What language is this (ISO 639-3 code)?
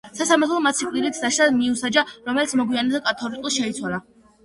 kat